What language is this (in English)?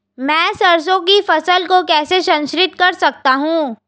Hindi